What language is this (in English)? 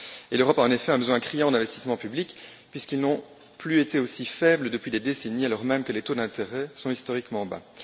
French